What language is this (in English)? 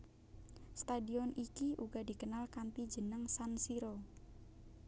Javanese